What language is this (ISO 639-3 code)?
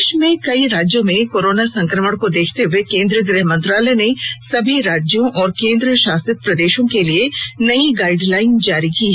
hin